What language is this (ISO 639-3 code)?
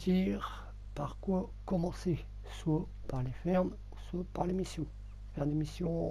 fra